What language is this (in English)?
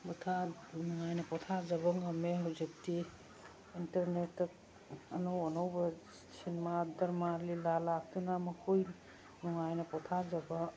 Manipuri